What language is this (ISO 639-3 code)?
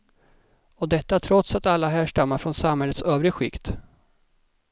swe